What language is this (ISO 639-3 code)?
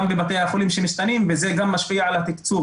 heb